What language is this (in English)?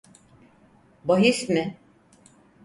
Turkish